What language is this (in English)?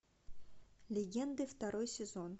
Russian